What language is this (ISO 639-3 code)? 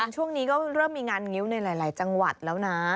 tha